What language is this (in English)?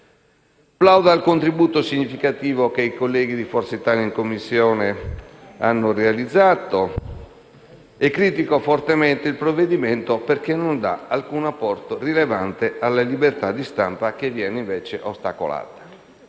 Italian